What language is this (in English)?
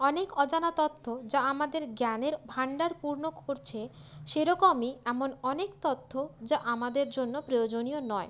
Bangla